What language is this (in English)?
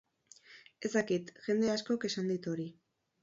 Basque